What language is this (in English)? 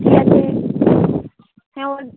Bangla